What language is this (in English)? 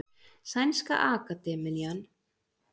Icelandic